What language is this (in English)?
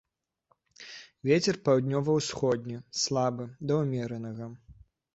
Belarusian